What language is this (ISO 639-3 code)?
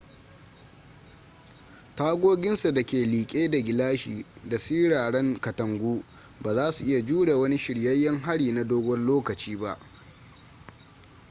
hau